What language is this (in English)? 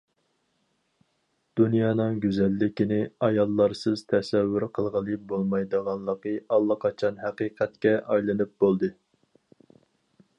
Uyghur